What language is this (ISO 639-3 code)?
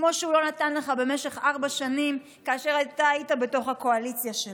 heb